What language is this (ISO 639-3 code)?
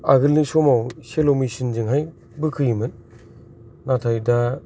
brx